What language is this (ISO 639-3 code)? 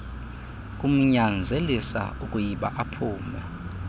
xho